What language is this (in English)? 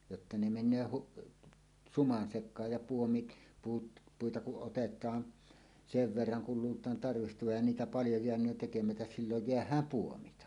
Finnish